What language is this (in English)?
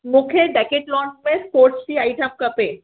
Sindhi